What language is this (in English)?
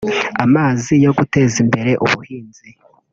Kinyarwanda